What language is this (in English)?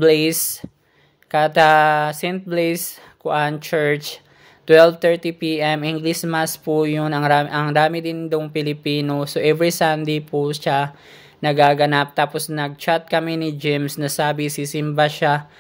Filipino